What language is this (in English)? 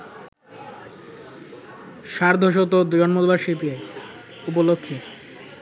Bangla